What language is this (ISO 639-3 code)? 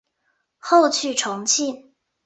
zho